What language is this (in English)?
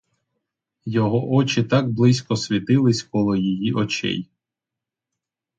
Ukrainian